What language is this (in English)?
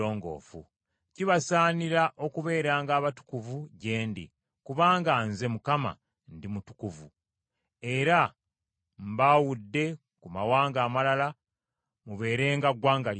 Ganda